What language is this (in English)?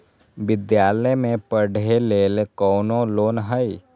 Magahi